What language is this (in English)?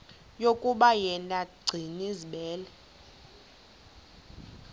Xhosa